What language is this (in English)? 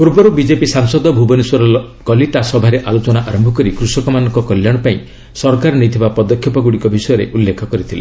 Odia